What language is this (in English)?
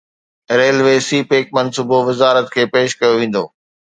Sindhi